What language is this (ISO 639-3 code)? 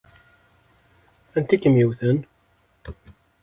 kab